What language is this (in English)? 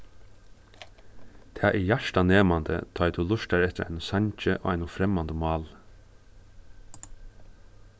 Faroese